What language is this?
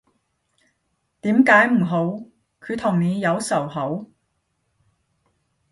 Cantonese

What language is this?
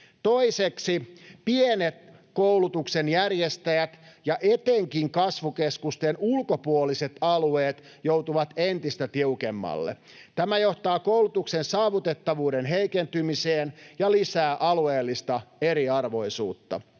Finnish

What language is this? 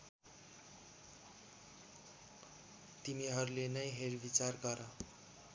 Nepali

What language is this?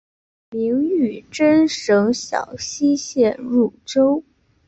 Chinese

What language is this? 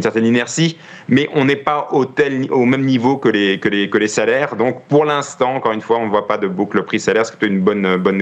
French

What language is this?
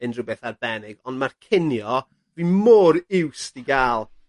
Welsh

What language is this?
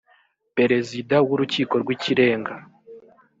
Kinyarwanda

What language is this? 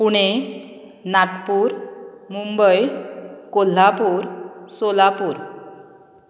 Konkani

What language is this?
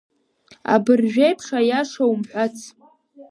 Abkhazian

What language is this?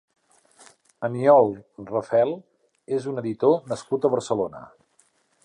Catalan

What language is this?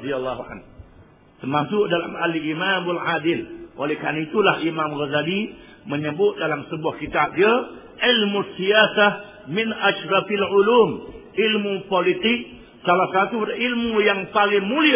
Malay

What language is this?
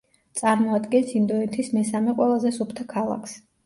Georgian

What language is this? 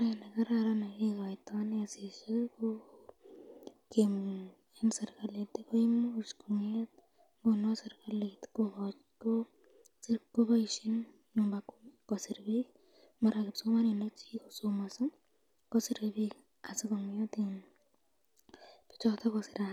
Kalenjin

